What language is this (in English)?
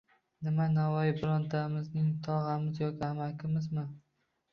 Uzbek